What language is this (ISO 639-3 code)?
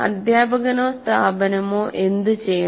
mal